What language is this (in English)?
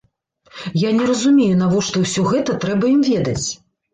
Belarusian